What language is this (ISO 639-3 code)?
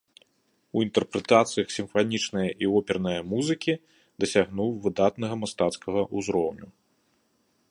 bel